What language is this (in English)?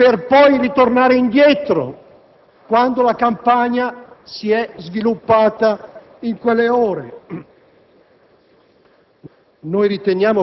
Italian